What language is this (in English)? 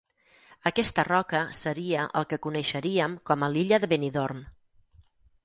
Catalan